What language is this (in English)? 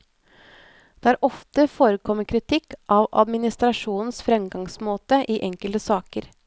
Norwegian